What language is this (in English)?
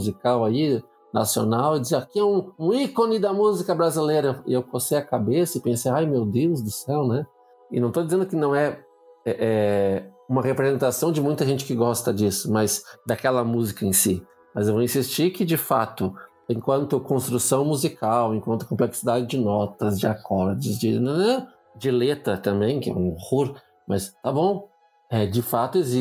Portuguese